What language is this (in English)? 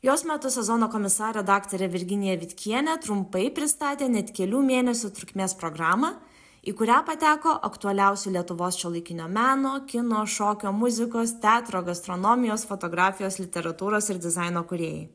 Lithuanian